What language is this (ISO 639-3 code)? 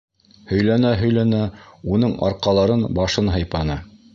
bak